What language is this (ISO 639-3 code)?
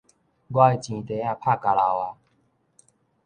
nan